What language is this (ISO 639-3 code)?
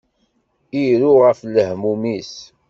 kab